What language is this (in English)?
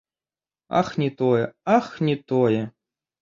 Belarusian